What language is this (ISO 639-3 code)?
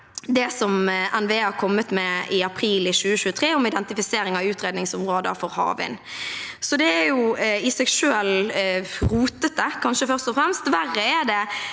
nor